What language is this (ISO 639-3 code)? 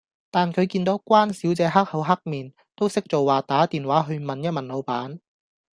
yue